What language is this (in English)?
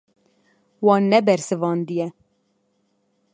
Kurdish